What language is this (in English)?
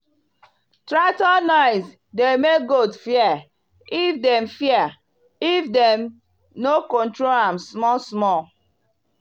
Nigerian Pidgin